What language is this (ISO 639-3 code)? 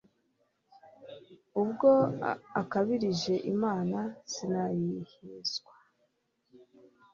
kin